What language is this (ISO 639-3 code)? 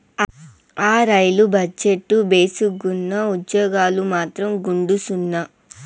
tel